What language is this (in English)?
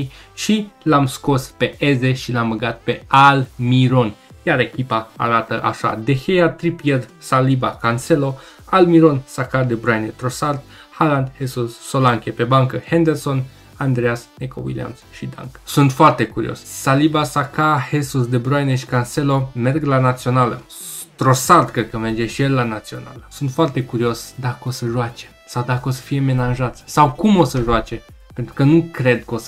Romanian